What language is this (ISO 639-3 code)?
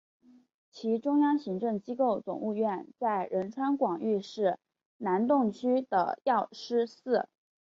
zho